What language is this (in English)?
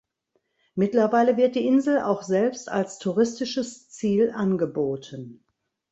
German